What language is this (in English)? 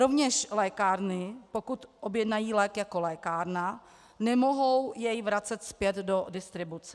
Czech